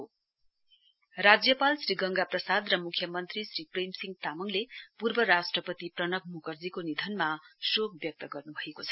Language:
Nepali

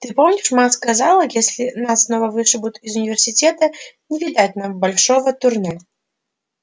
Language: Russian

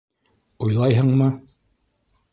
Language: Bashkir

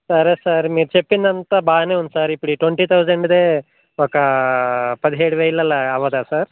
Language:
Telugu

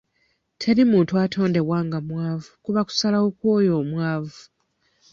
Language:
Ganda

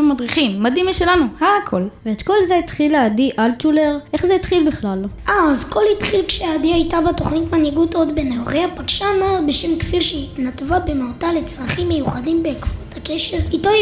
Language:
Hebrew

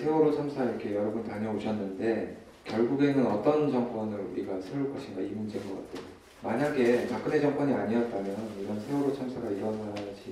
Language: Korean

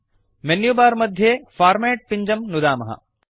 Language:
Sanskrit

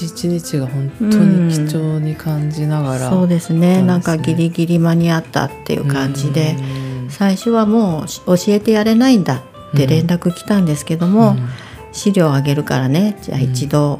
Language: Japanese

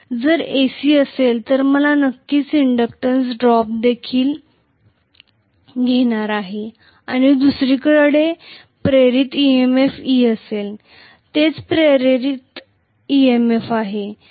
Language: Marathi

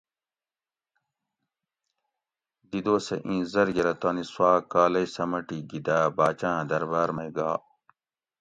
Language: Gawri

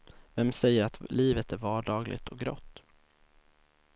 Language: Swedish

